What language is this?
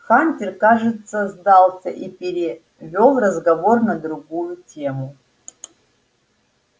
Russian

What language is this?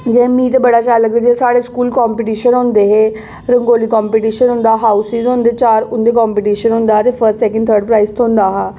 Dogri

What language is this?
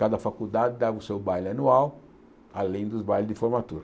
Portuguese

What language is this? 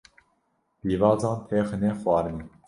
Kurdish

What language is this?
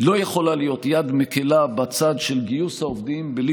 Hebrew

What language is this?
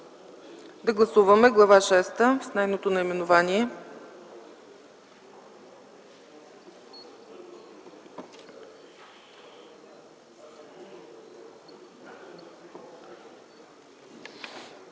Bulgarian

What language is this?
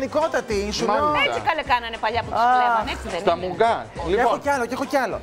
Greek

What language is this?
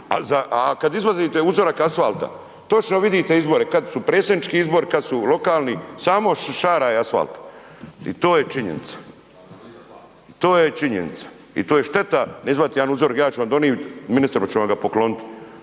Croatian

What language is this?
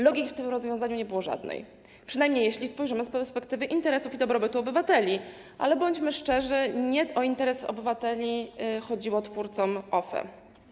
Polish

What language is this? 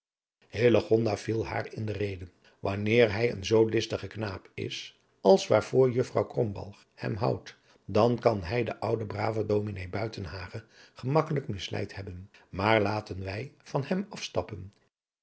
Dutch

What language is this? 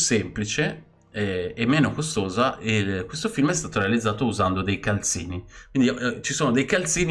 Italian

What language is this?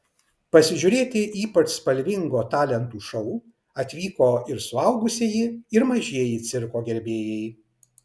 Lithuanian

